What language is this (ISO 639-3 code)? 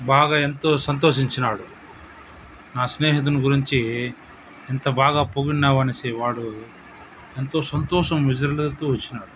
tel